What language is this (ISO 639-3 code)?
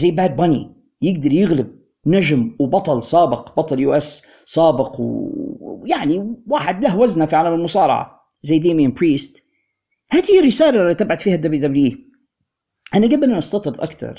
ara